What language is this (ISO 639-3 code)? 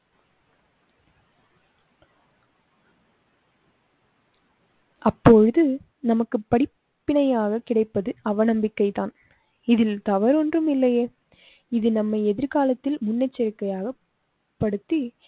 tam